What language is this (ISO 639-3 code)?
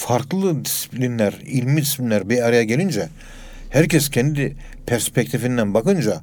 tur